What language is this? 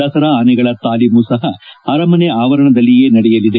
Kannada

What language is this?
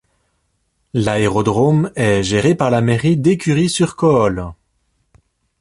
French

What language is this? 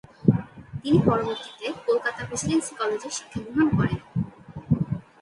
Bangla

